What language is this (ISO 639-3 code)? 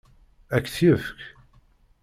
kab